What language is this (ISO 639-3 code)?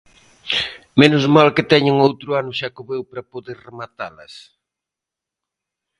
glg